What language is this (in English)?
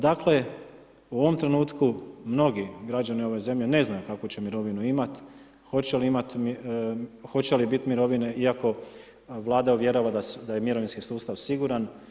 Croatian